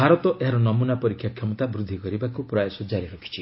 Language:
Odia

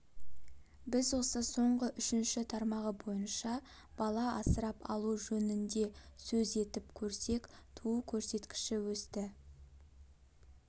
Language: Kazakh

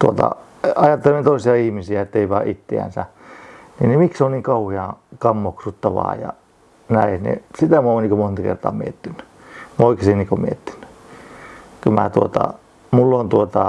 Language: Finnish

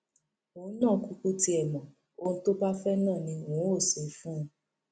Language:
Yoruba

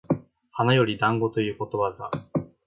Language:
Japanese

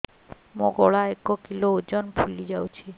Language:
Odia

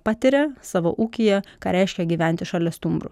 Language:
Lithuanian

